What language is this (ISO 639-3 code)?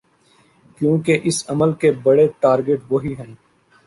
urd